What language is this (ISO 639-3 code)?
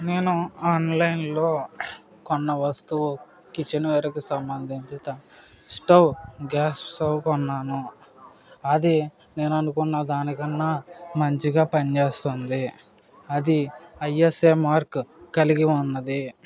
tel